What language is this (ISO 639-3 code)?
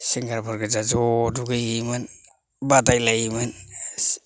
brx